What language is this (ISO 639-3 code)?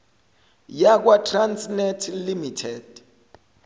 zul